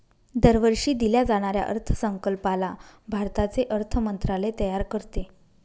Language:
Marathi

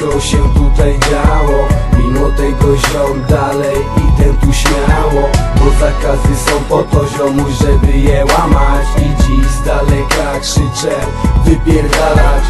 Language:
Polish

